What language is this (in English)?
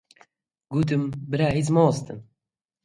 Central Kurdish